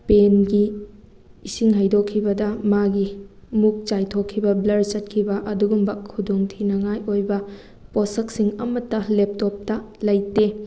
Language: Manipuri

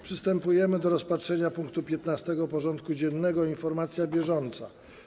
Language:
Polish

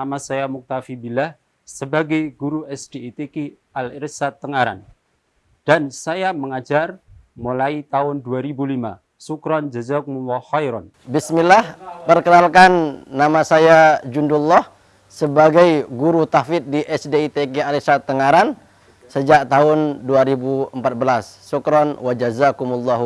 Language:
Indonesian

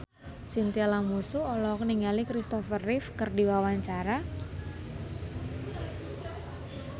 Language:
Sundanese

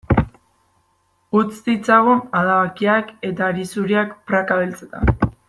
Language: Basque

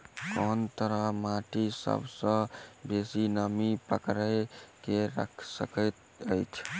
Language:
Maithili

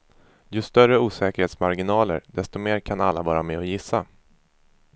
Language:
Swedish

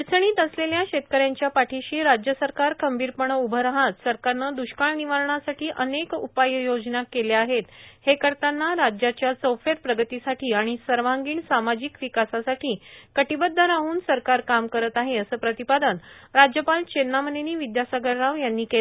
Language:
Marathi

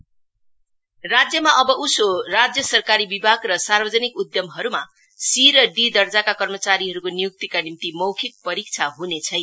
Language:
Nepali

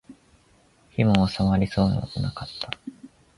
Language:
Japanese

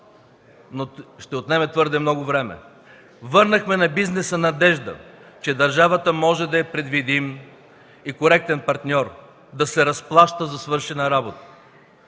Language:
Bulgarian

